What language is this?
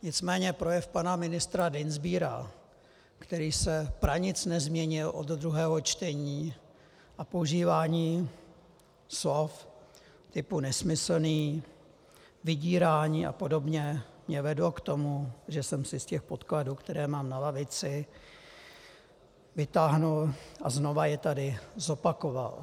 Czech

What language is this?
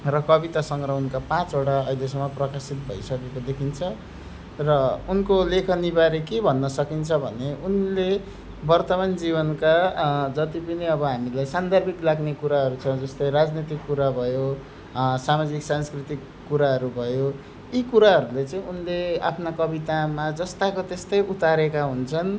Nepali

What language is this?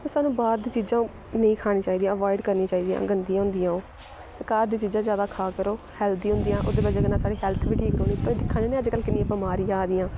Dogri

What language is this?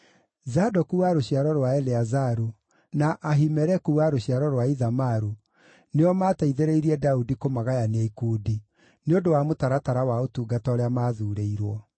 Kikuyu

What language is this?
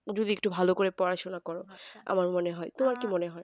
Bangla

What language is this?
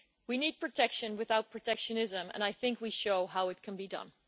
English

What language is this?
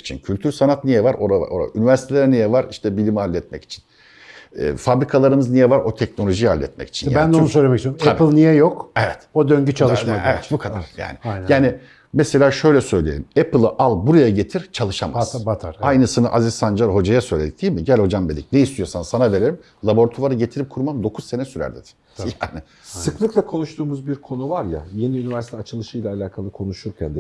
Turkish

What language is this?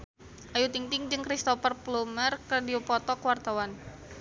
Sundanese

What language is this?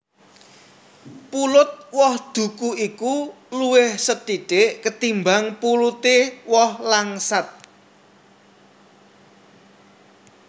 Javanese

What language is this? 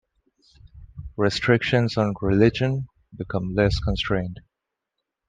English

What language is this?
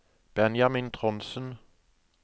Norwegian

